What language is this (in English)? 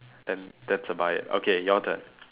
English